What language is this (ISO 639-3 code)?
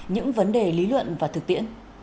vie